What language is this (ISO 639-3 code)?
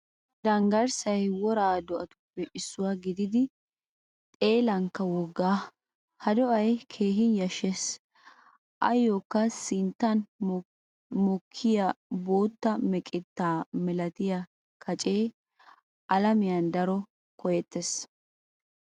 wal